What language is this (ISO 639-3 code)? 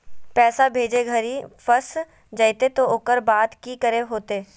mag